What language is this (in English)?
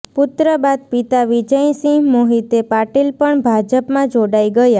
Gujarati